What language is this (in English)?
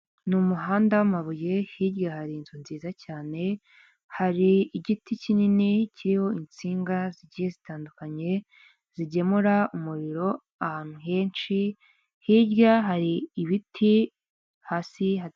Kinyarwanda